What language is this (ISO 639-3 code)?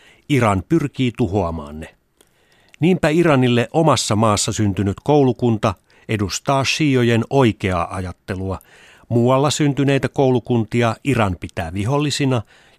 fin